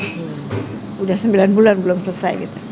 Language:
Indonesian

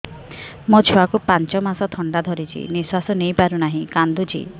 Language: Odia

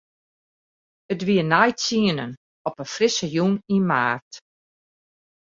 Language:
Western Frisian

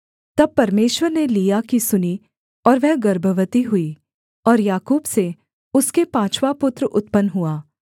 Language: Hindi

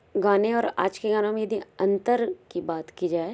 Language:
Hindi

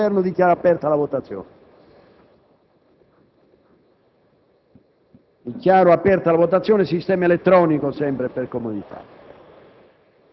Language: Italian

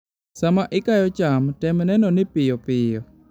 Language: Luo (Kenya and Tanzania)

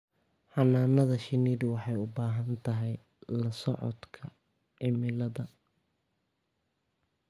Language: Somali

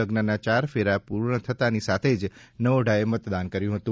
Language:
Gujarati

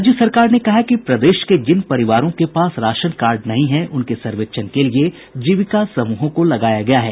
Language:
Hindi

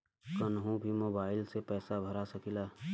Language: Bhojpuri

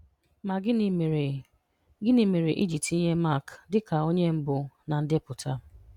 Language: Igbo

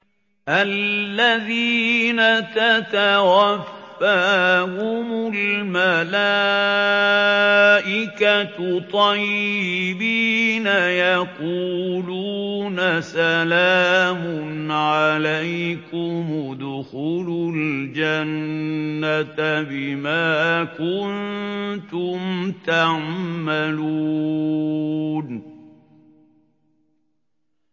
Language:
Arabic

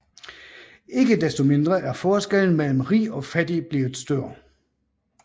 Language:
Danish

